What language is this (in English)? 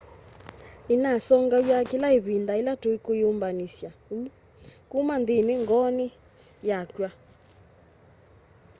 Kamba